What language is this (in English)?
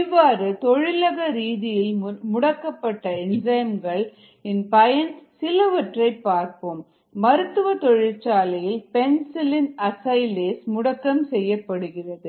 Tamil